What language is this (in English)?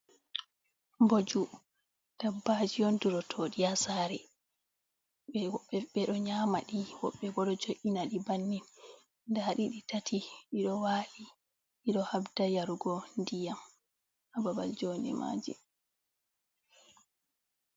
Fula